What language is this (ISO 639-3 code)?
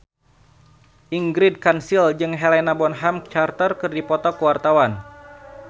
sun